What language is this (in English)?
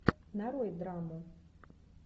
Russian